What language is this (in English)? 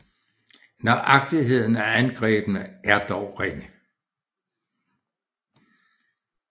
Danish